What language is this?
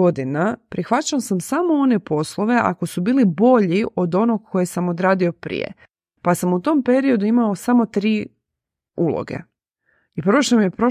Croatian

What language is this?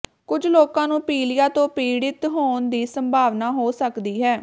Punjabi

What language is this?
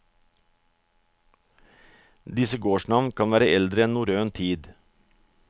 Norwegian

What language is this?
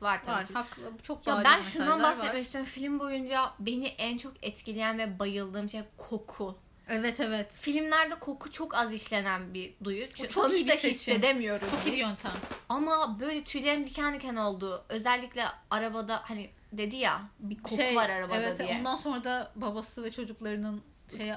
Turkish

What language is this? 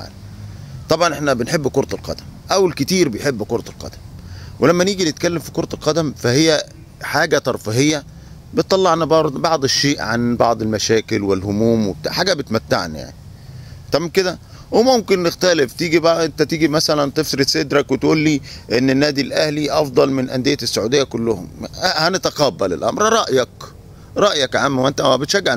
Arabic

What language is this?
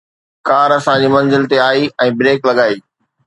Sindhi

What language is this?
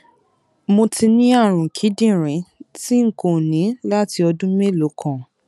Yoruba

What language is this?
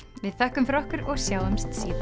Icelandic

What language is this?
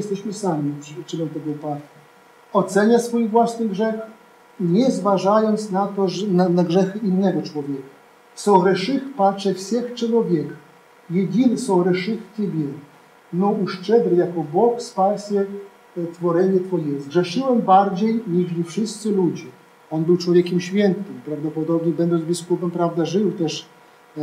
Polish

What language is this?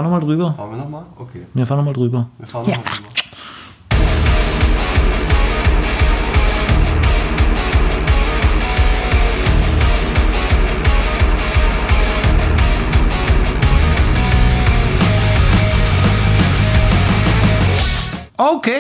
German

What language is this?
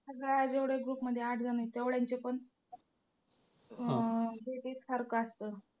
Marathi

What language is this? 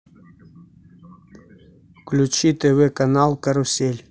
Russian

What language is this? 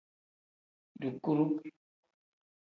Tem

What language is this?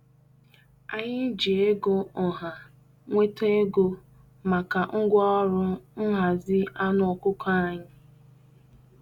Igbo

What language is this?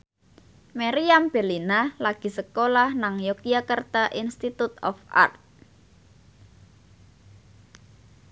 Javanese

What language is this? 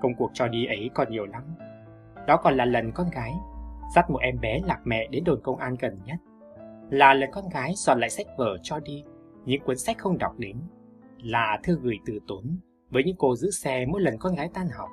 Vietnamese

